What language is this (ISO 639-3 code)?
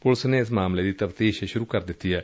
pan